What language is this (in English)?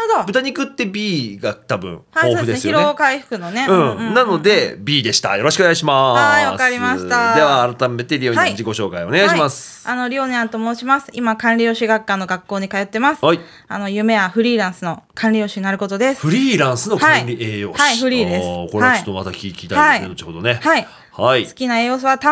Japanese